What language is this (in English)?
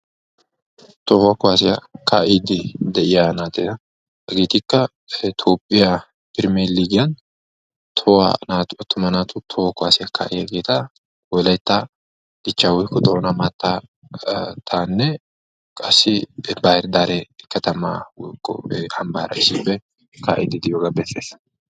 Wolaytta